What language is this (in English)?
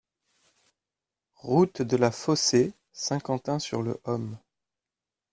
French